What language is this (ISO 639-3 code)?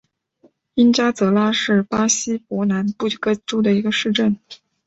zho